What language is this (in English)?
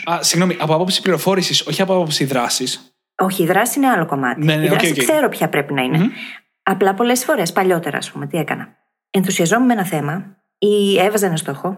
Greek